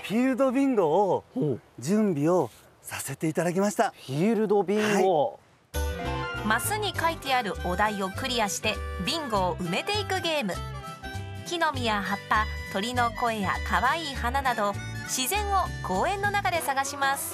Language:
Japanese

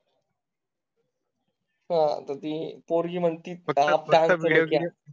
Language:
Marathi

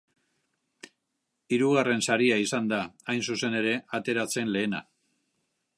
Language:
Basque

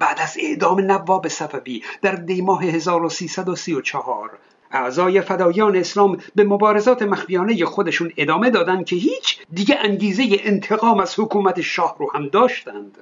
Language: Persian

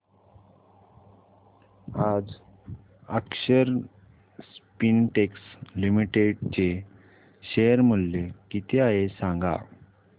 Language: Marathi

